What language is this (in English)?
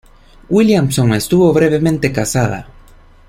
Spanish